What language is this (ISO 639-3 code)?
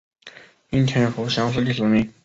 zho